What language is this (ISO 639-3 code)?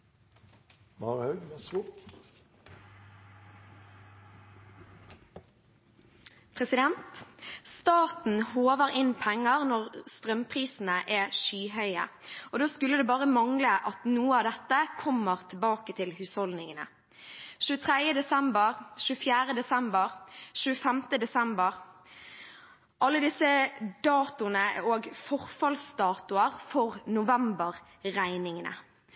nor